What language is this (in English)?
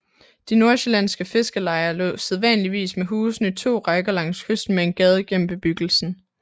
Danish